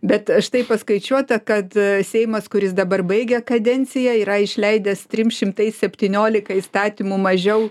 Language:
Lithuanian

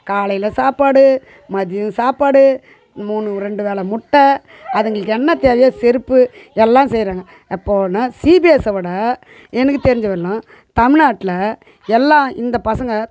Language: Tamil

